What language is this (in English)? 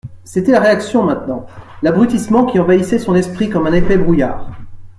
French